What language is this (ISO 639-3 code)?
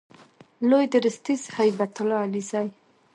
pus